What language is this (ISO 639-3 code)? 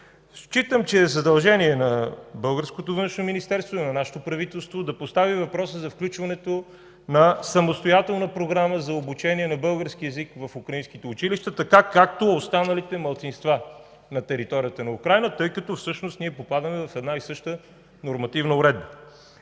bul